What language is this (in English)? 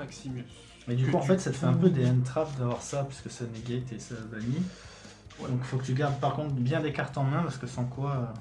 French